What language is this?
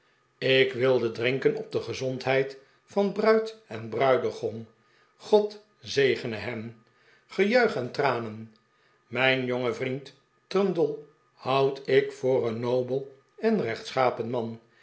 Dutch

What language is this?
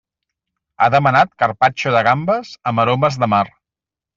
Catalan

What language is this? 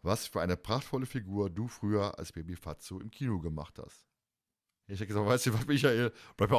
German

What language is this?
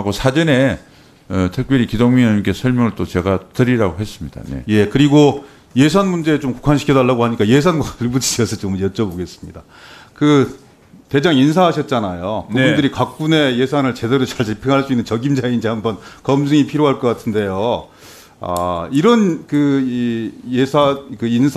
Korean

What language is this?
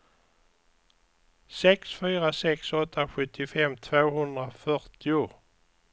Swedish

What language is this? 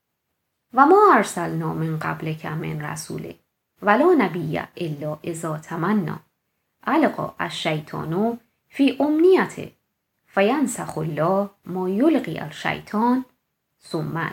Persian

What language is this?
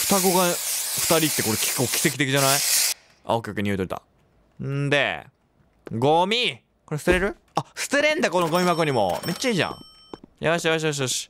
Japanese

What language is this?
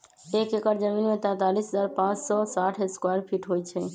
Magahi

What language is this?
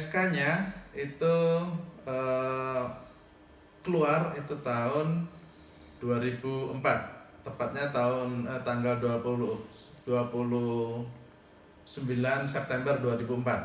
Indonesian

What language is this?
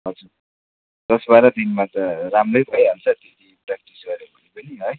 Nepali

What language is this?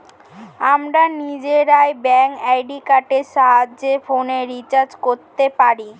Bangla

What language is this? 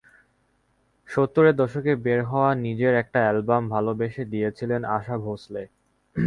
Bangla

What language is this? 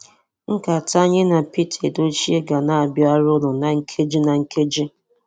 Igbo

